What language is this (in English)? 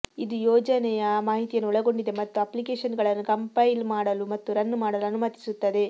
Kannada